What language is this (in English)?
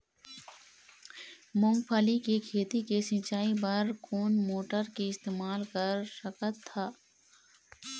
Chhattisgarhi